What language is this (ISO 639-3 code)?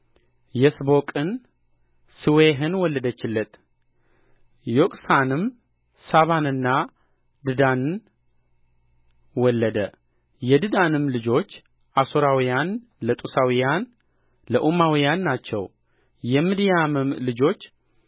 amh